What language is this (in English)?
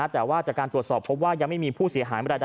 Thai